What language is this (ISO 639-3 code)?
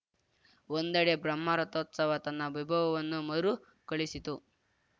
kan